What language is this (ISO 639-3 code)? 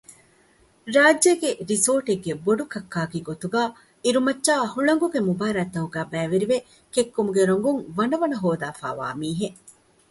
div